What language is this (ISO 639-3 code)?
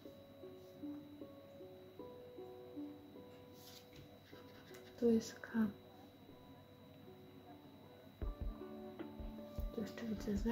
pol